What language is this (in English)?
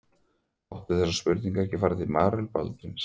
Icelandic